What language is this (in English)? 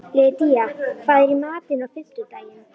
Icelandic